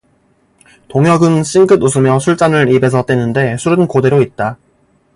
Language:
Korean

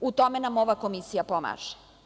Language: Serbian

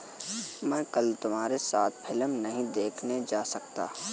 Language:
Hindi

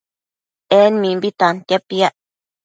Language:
Matsés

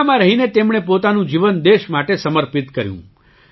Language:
Gujarati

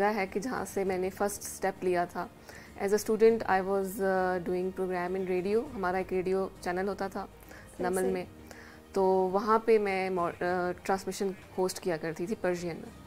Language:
Hindi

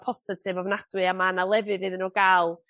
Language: Welsh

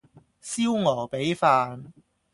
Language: Cantonese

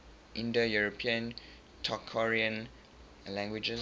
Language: English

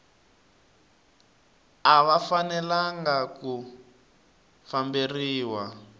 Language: Tsonga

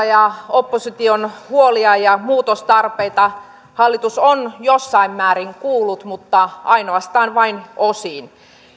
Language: Finnish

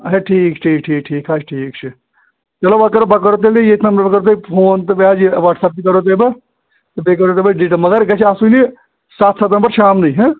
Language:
Kashmiri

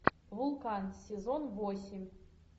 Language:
Russian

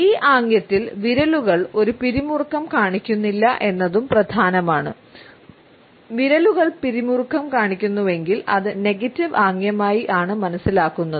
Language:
Malayalam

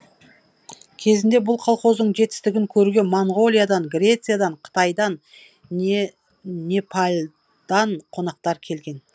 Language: Kazakh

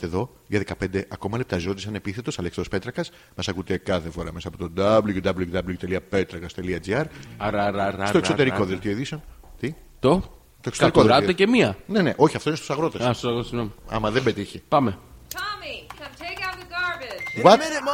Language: Greek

